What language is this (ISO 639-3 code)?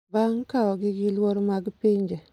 luo